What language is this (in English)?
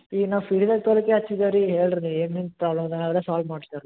Kannada